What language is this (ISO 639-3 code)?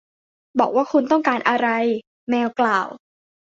tha